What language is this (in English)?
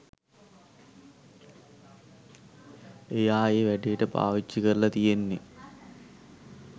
Sinhala